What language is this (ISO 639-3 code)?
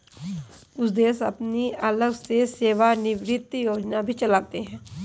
hin